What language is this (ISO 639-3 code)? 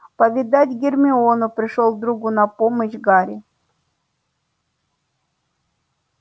rus